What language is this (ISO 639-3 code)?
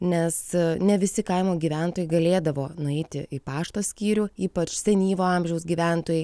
lit